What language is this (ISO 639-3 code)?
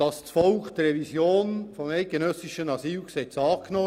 gsw